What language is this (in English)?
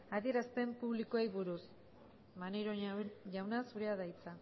Basque